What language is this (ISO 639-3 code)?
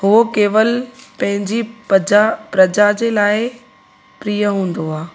snd